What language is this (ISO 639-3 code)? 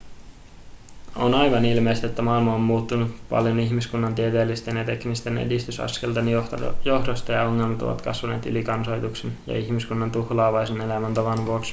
fin